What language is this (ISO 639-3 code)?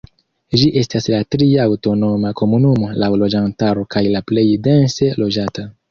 epo